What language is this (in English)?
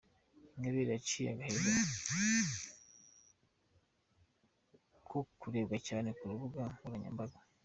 Kinyarwanda